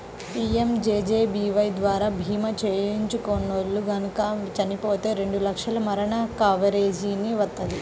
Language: Telugu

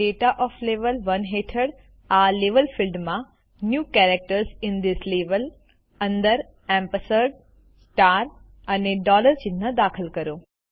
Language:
Gujarati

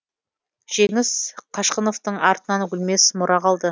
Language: Kazakh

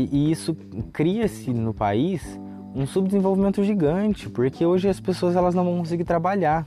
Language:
Portuguese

